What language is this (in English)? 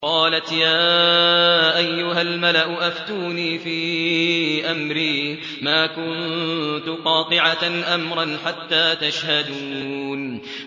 Arabic